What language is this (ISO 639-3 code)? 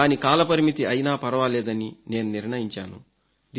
tel